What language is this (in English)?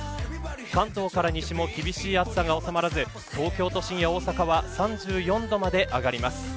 Japanese